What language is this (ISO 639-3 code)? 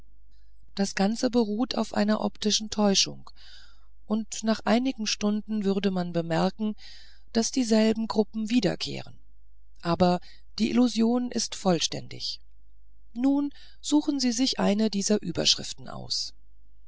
deu